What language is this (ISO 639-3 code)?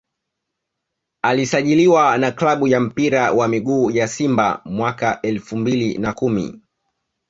swa